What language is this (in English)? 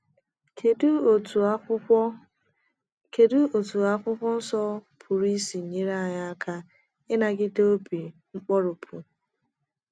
Igbo